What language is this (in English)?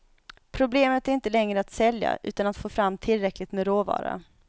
Swedish